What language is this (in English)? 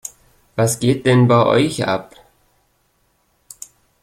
German